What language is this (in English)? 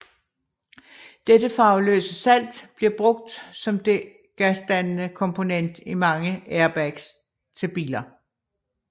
Danish